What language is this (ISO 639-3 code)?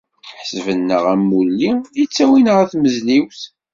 kab